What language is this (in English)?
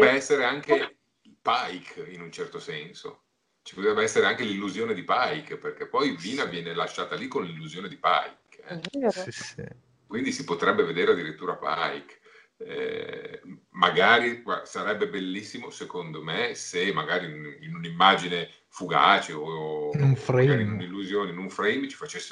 Italian